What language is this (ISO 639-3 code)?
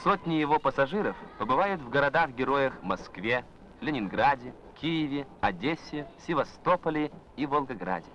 rus